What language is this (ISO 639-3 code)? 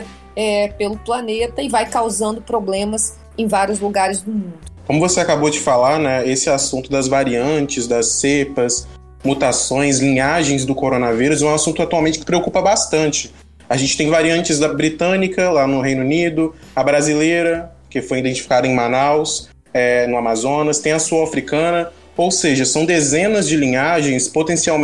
por